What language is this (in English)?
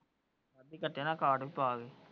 Punjabi